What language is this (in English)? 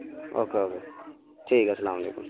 Urdu